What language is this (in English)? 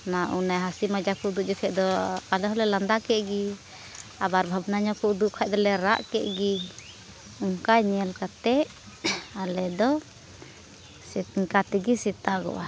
Santali